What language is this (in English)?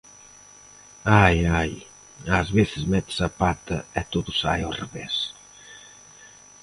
Galician